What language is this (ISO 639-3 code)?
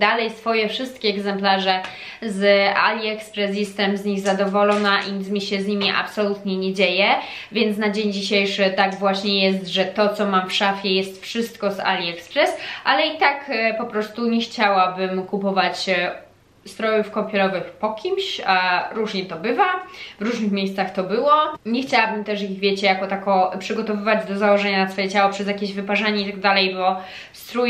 pol